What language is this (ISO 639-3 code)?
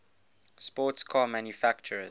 eng